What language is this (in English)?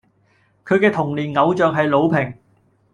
Cantonese